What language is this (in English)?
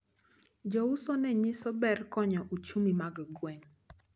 Luo (Kenya and Tanzania)